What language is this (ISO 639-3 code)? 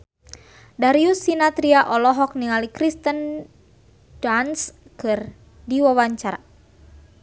sun